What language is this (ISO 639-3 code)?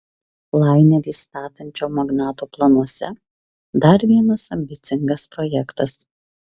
lit